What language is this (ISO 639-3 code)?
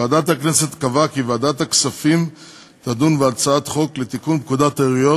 heb